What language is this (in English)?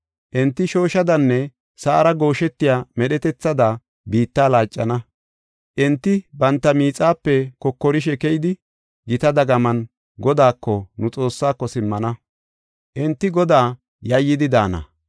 Gofa